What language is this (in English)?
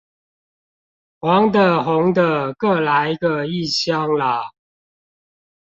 Chinese